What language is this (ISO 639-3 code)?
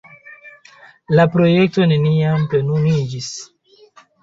epo